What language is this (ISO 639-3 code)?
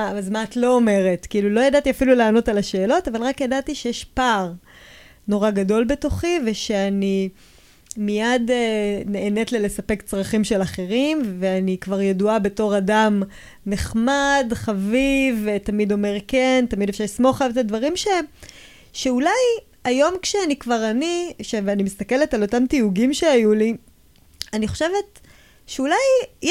heb